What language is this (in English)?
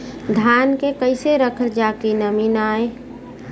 Bhojpuri